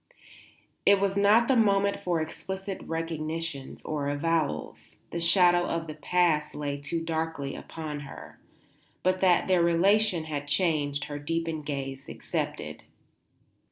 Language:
English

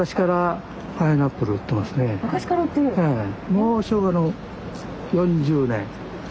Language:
Japanese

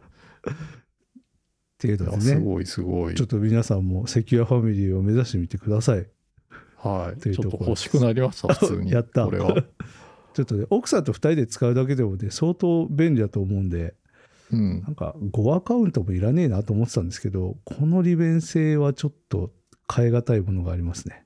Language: Japanese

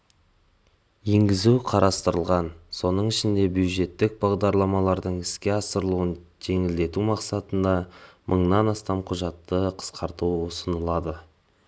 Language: Kazakh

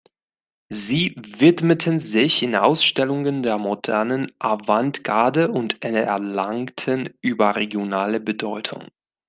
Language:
German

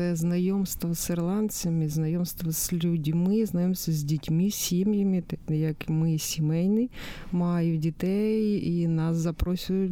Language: Ukrainian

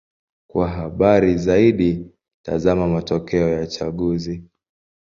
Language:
Swahili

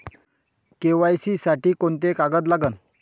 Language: Marathi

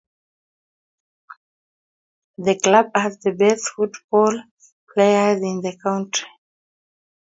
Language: Kalenjin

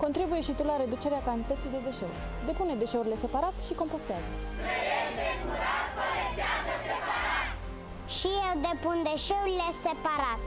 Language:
Romanian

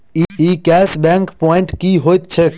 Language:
Maithili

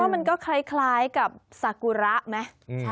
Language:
Thai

